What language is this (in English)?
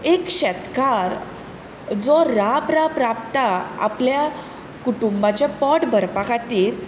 Konkani